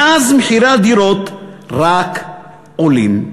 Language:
Hebrew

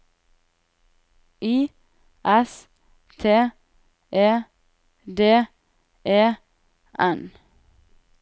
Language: Norwegian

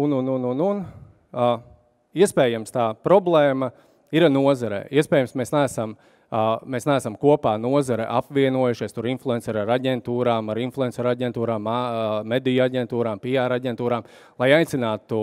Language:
Latvian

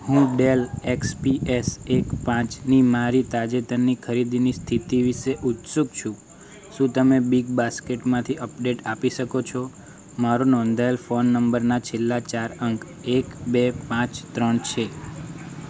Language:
Gujarati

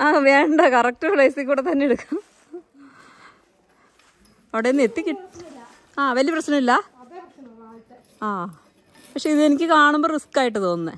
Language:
Malayalam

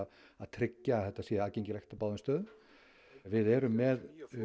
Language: Icelandic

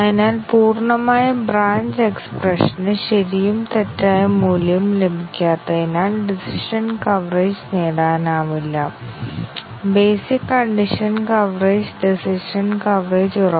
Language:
Malayalam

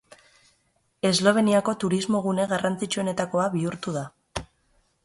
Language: Basque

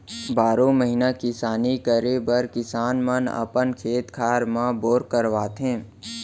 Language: Chhattisgarhi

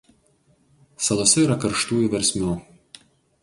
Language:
Lithuanian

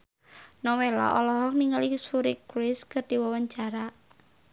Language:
Sundanese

